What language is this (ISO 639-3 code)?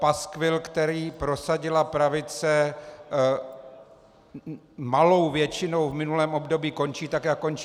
ces